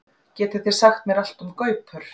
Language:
Icelandic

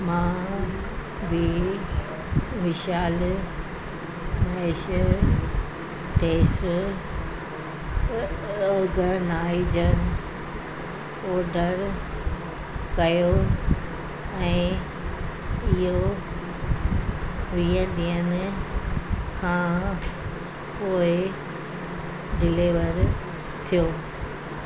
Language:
Sindhi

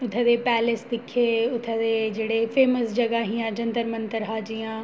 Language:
Dogri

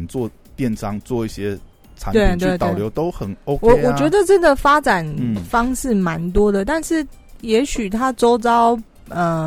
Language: Chinese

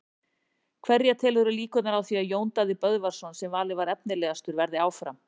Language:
Icelandic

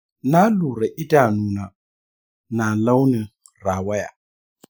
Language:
Hausa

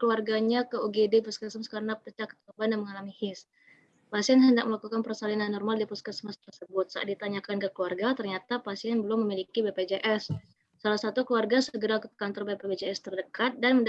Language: Indonesian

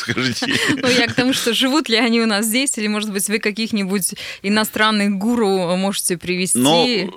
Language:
Russian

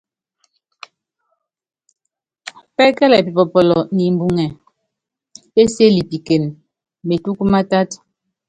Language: Yangben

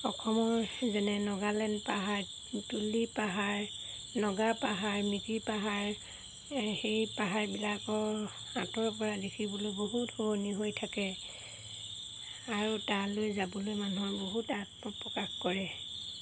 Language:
Assamese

